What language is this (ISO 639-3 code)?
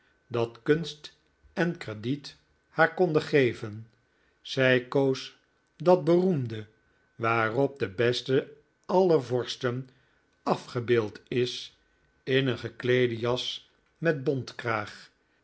nld